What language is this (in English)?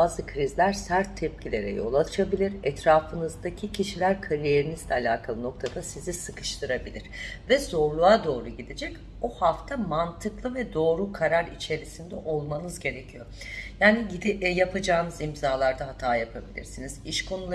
Turkish